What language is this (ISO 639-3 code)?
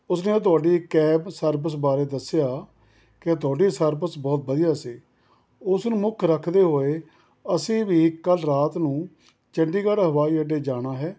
pan